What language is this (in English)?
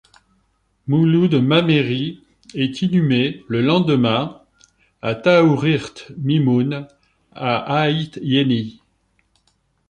French